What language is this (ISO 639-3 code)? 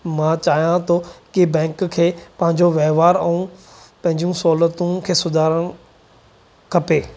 snd